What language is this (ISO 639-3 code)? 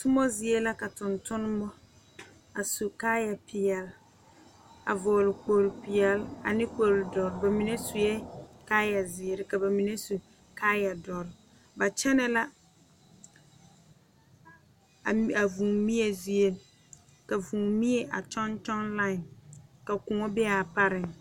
dga